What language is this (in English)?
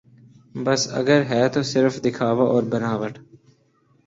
Urdu